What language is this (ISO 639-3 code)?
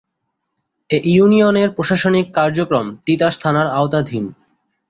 ben